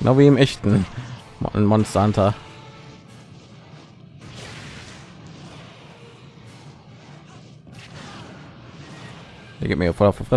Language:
German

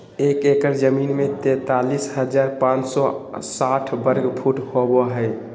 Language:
Magahi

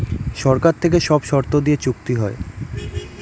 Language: Bangla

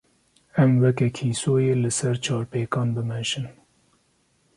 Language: Kurdish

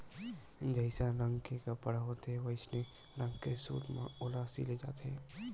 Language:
Chhattisgarhi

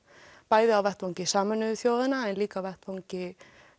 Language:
Icelandic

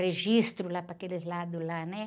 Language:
Portuguese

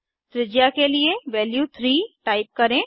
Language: Hindi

